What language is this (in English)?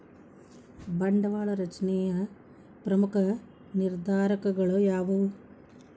Kannada